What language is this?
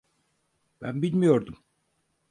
Turkish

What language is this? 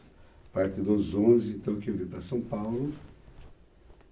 Portuguese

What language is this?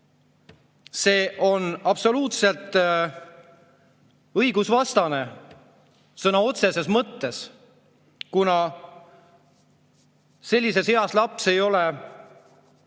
Estonian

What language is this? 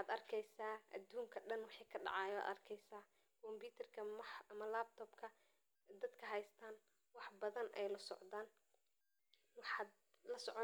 Somali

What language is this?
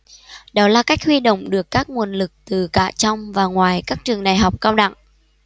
Vietnamese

